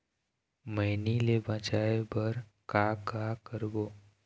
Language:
Chhattisgarhi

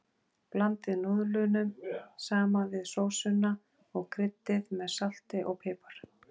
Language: Icelandic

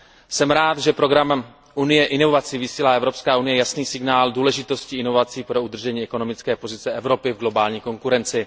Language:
Czech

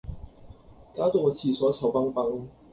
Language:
Cantonese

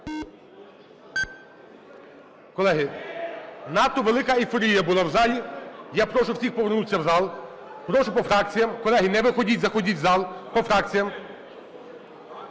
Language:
Ukrainian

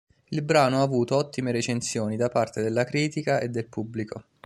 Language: Italian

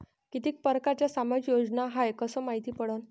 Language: Marathi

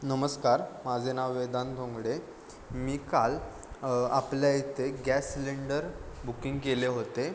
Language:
Marathi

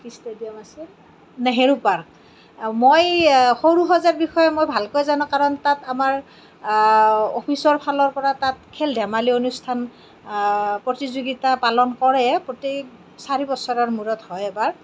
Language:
Assamese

